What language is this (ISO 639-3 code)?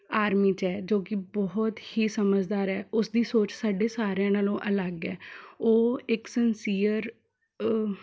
pan